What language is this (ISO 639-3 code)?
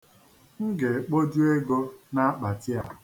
ibo